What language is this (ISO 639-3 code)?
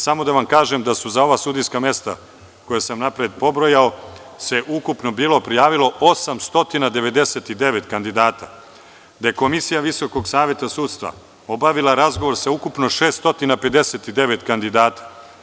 srp